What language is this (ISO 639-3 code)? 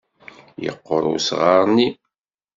kab